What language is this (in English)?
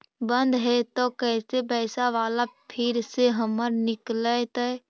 Magahi